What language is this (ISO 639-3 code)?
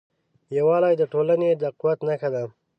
pus